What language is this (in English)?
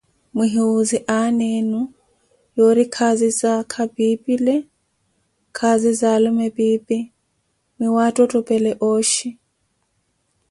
Koti